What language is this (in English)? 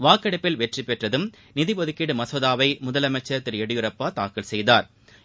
Tamil